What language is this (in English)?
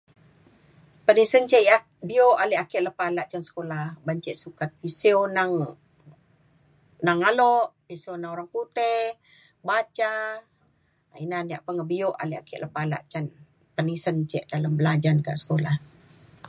Mainstream Kenyah